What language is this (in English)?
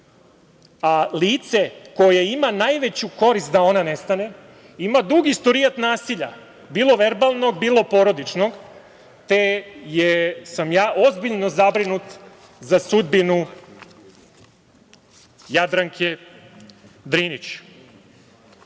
Serbian